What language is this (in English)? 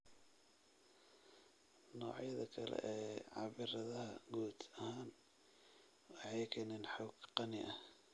Somali